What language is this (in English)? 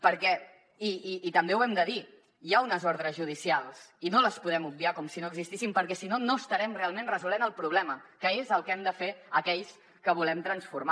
Catalan